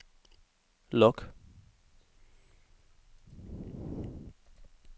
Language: Danish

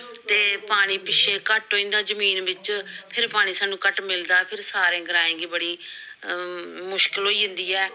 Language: Dogri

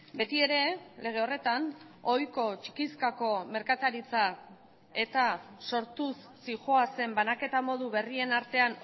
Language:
Basque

